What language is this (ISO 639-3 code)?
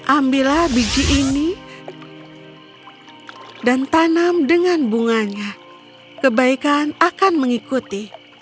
ind